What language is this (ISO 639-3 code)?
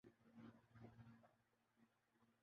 urd